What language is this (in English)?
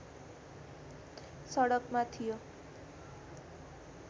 Nepali